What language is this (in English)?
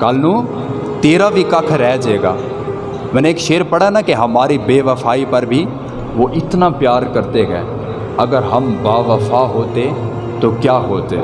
Urdu